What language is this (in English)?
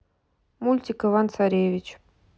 Russian